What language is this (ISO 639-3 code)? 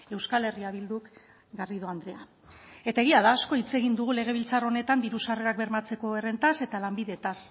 eus